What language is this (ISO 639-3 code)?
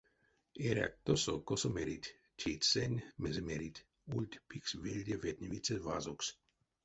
myv